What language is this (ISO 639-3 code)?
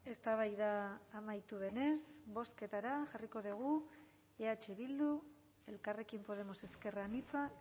eus